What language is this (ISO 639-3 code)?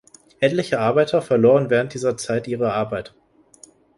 deu